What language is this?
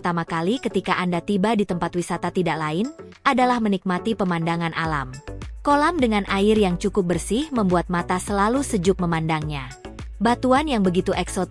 Indonesian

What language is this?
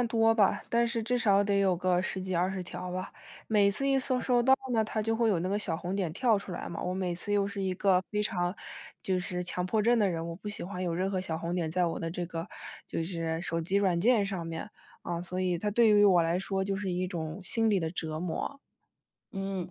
Chinese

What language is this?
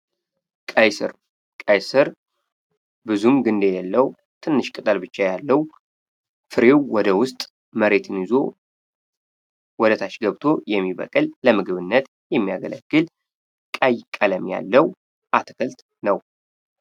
Amharic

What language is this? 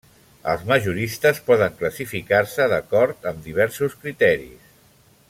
Catalan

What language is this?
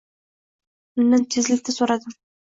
Uzbek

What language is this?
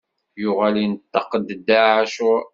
Kabyle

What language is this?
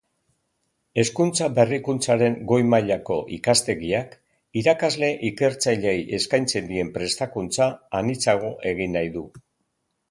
Basque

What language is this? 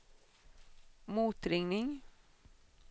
Swedish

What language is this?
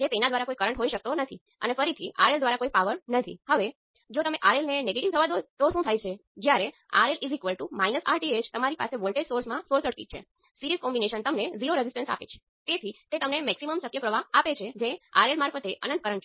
Gujarati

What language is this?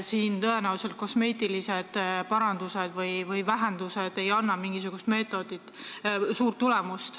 Estonian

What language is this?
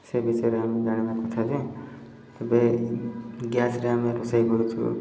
Odia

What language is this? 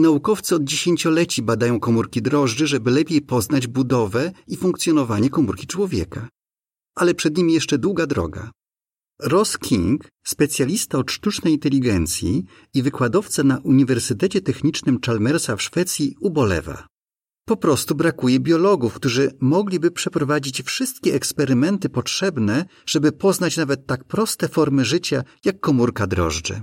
Polish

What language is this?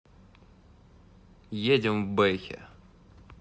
Russian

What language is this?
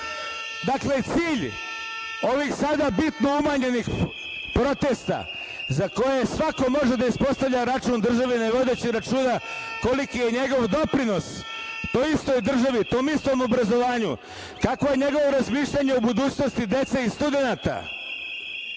Serbian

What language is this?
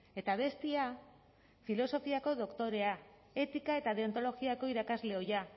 Basque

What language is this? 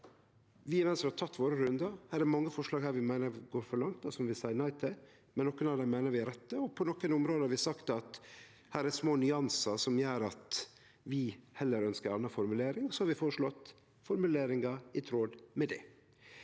Norwegian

